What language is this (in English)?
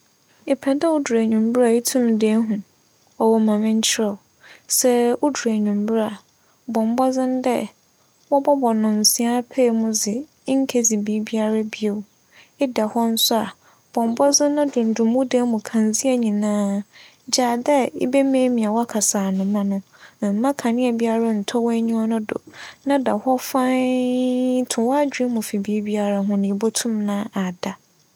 Akan